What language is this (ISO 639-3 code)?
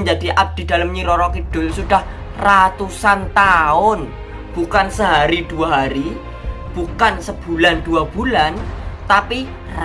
ind